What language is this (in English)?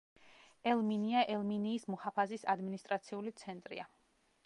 Georgian